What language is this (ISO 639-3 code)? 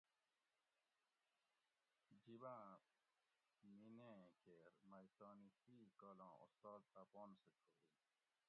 gwc